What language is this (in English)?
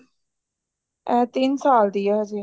Punjabi